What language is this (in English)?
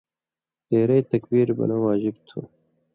Indus Kohistani